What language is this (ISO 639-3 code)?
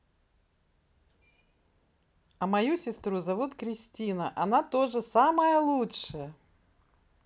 rus